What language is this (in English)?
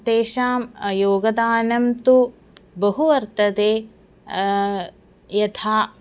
Sanskrit